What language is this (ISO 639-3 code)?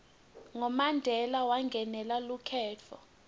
ssw